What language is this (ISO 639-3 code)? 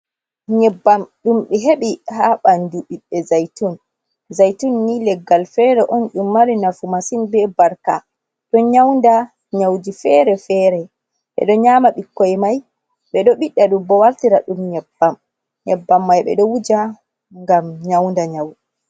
ful